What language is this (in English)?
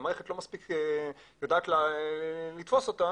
Hebrew